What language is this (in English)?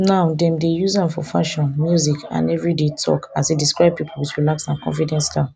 Nigerian Pidgin